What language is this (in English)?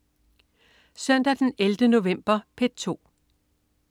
Danish